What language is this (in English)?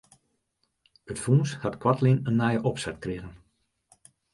Western Frisian